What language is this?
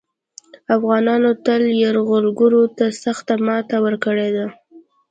Pashto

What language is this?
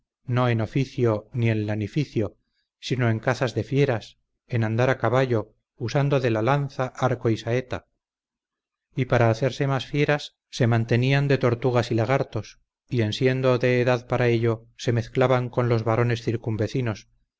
Spanish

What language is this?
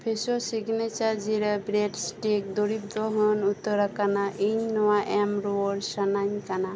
Santali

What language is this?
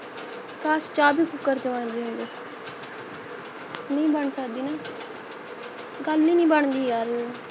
Punjabi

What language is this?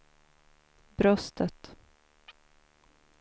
Swedish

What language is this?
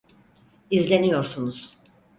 Turkish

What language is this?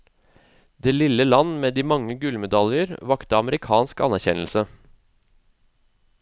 Norwegian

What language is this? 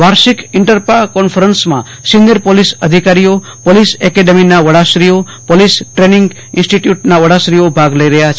Gujarati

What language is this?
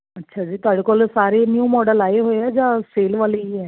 Punjabi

